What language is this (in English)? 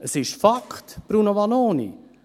Swiss German